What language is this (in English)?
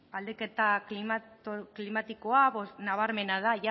Basque